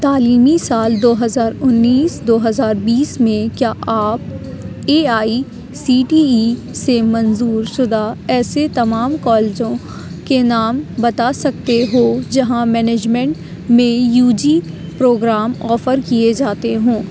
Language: Urdu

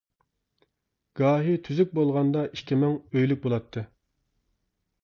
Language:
Uyghur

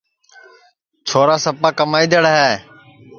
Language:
Sansi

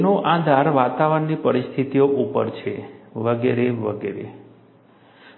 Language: Gujarati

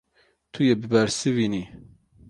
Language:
Kurdish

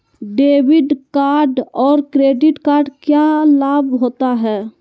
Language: Magahi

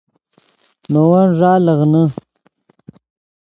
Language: Yidgha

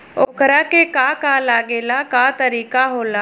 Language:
Bhojpuri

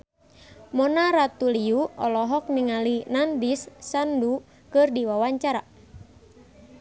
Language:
Sundanese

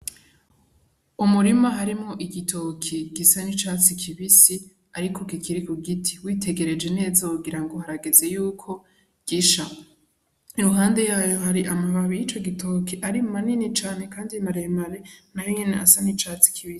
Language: Rundi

